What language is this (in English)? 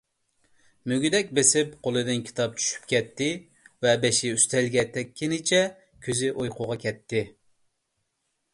Uyghur